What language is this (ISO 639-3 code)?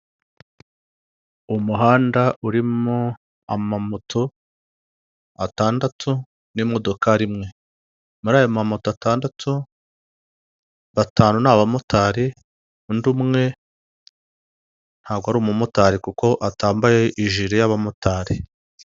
kin